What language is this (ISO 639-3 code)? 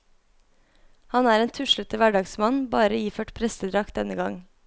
nor